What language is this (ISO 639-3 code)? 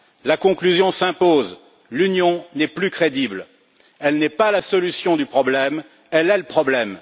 fra